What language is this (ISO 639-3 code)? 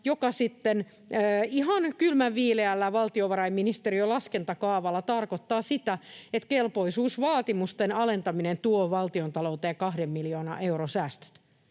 fin